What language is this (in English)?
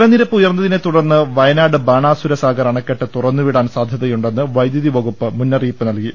Malayalam